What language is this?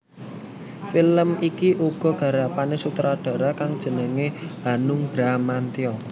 Javanese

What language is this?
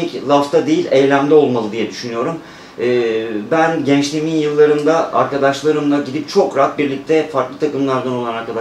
Turkish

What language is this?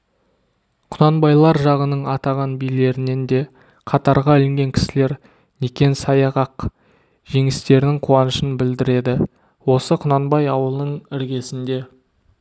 Kazakh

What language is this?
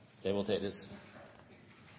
Norwegian Nynorsk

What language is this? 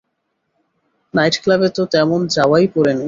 Bangla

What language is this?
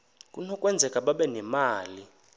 Xhosa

